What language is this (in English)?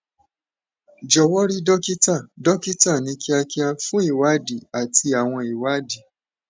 Yoruba